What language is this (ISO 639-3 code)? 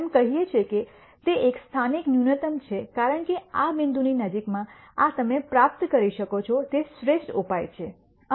guj